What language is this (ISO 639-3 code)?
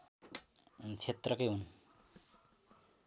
nep